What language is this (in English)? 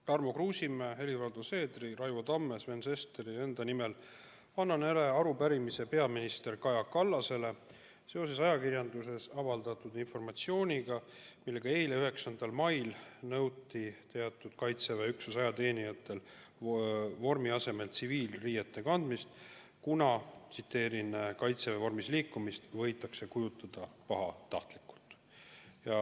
Estonian